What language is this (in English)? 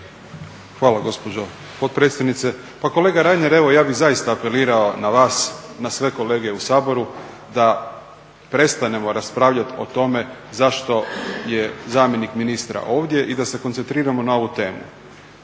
Croatian